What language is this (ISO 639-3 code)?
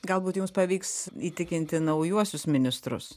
lit